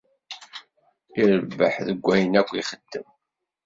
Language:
Kabyle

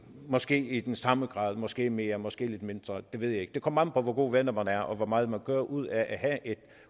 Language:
Danish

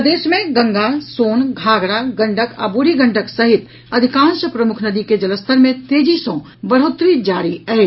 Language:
Maithili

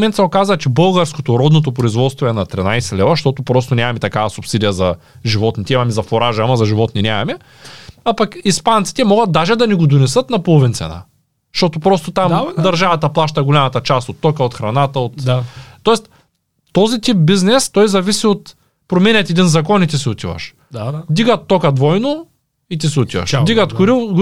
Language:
Bulgarian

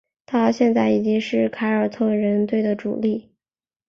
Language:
Chinese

